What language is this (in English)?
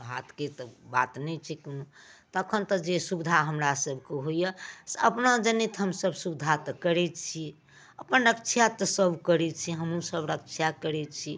Maithili